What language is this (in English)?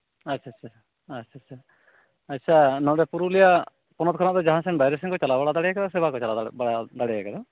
Santali